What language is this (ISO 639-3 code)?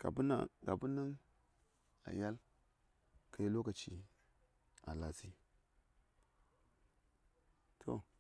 say